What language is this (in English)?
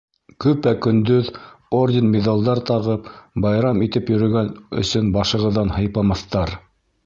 Bashkir